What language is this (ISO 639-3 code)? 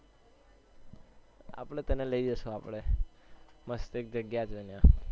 guj